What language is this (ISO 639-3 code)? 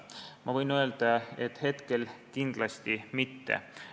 est